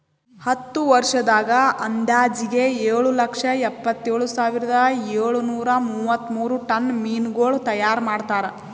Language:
Kannada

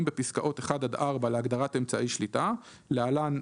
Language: Hebrew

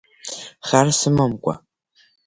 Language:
Abkhazian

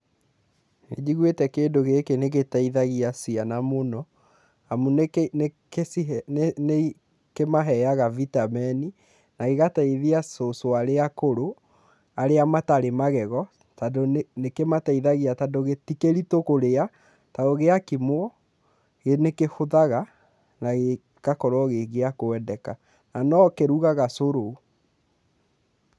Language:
Kikuyu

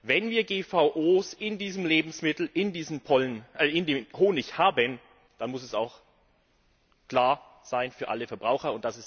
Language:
German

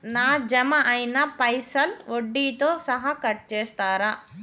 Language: Telugu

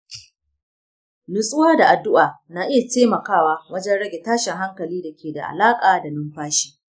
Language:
Hausa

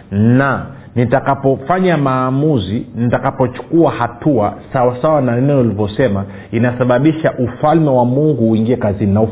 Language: Swahili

